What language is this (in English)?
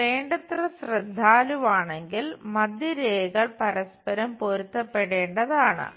Malayalam